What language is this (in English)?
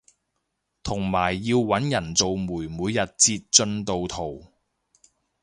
Cantonese